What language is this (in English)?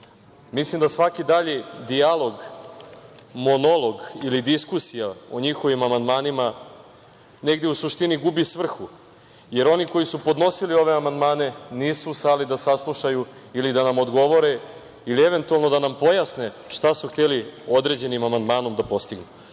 Serbian